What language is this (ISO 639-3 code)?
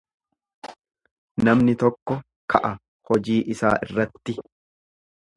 orm